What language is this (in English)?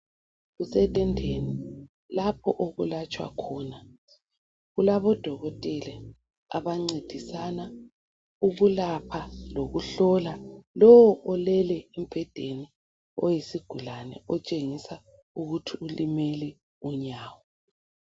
North Ndebele